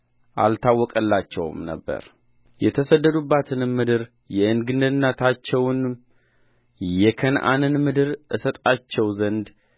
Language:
Amharic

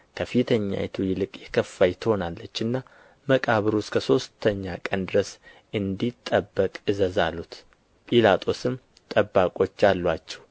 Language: Amharic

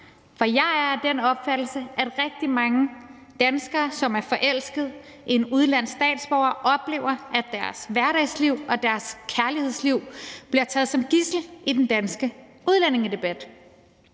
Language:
Danish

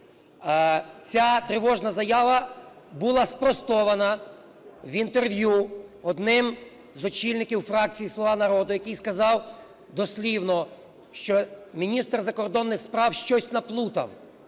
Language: Ukrainian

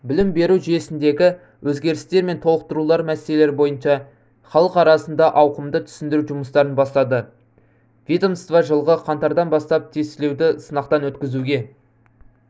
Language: Kazakh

